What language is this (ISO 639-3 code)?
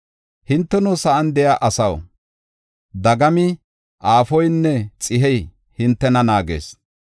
gof